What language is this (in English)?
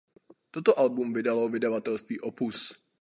Czech